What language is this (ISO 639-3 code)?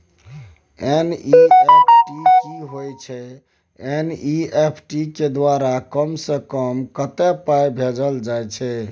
mai